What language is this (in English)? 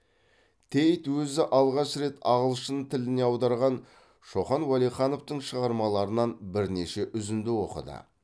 Kazakh